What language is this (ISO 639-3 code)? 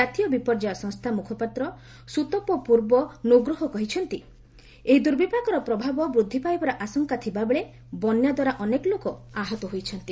ori